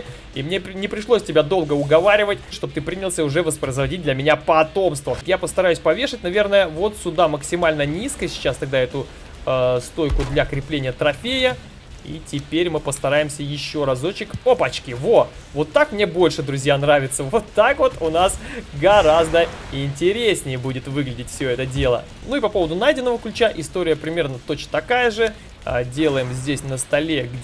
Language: Russian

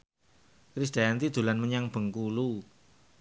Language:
Javanese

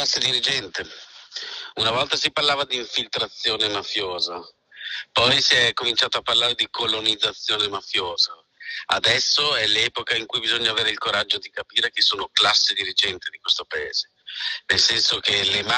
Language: Italian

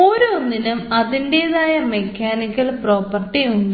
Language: Malayalam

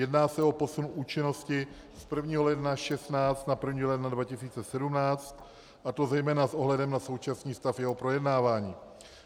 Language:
Czech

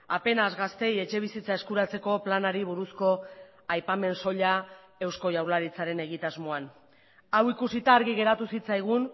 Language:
Basque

